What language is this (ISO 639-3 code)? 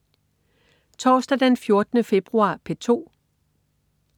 dan